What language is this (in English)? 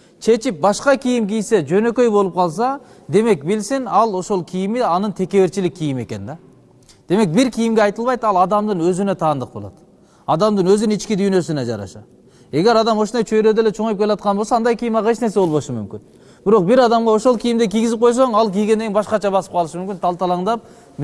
Turkish